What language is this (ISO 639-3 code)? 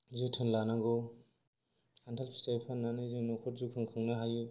brx